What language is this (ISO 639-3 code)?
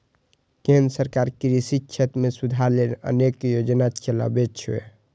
mai